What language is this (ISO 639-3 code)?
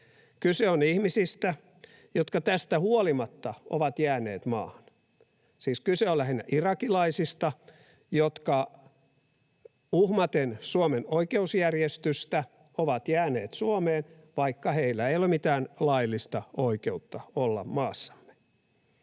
fin